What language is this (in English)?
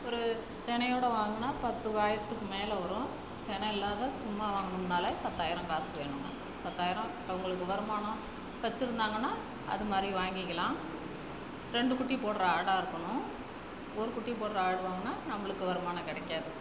Tamil